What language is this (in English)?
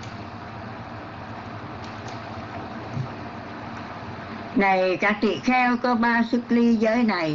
Vietnamese